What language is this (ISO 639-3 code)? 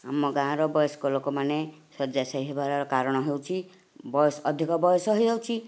ori